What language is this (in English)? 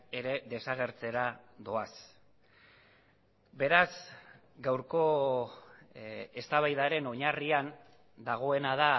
Basque